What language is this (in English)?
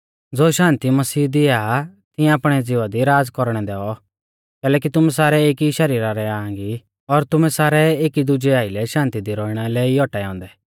Mahasu Pahari